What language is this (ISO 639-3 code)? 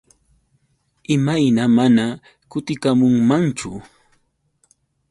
qux